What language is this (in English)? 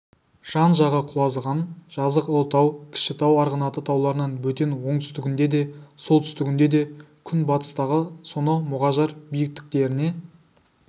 Kazakh